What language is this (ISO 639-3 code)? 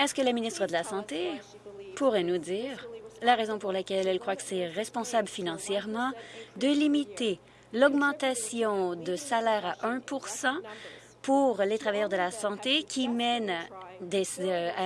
fra